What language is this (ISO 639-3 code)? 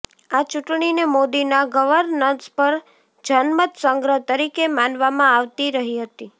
guj